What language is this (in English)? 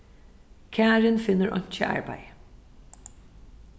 Faroese